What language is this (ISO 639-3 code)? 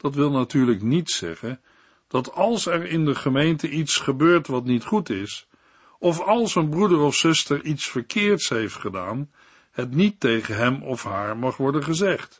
nld